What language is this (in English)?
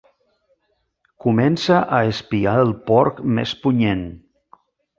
Catalan